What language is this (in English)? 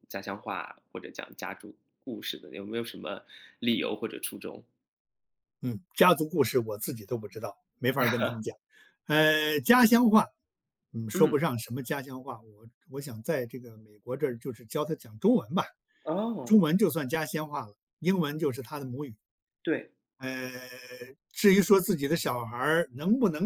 Chinese